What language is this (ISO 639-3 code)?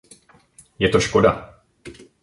ces